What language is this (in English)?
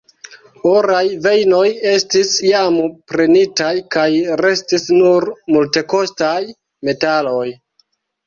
Esperanto